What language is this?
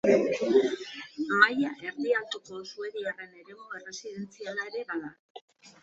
Basque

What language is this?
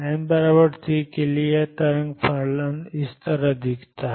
Hindi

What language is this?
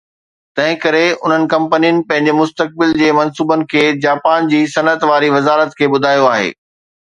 Sindhi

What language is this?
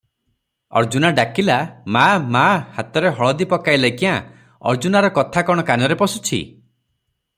Odia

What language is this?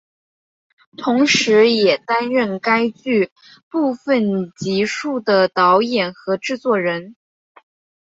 Chinese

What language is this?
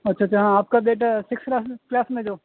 Urdu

